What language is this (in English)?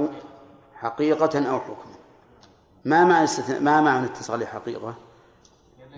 Arabic